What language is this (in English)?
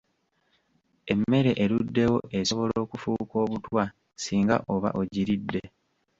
Ganda